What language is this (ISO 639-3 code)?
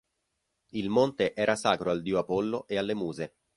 ita